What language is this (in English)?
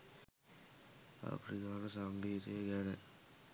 Sinhala